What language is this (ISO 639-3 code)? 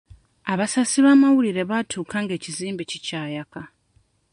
lug